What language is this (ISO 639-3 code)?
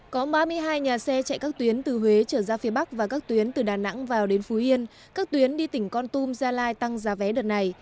vie